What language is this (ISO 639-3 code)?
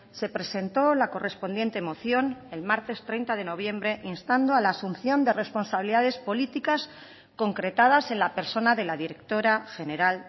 spa